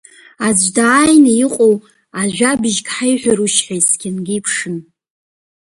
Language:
Abkhazian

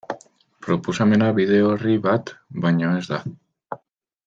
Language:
Basque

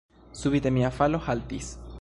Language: Esperanto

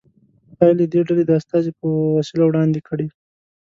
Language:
Pashto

